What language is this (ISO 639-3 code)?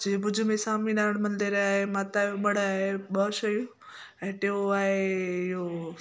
snd